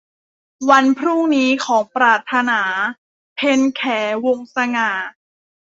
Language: Thai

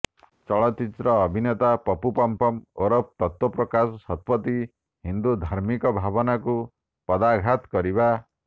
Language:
Odia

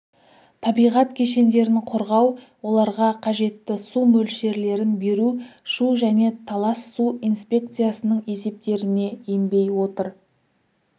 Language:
Kazakh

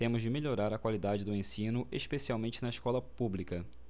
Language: Portuguese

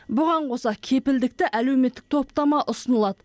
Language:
Kazakh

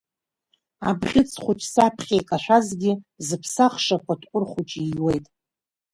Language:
Abkhazian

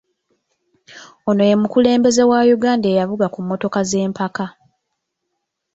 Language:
Ganda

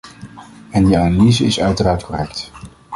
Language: Dutch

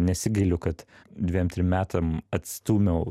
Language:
Lithuanian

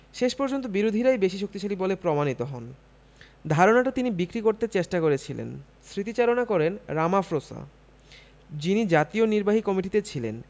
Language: Bangla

